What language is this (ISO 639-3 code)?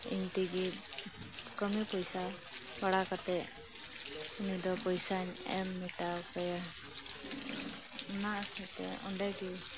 sat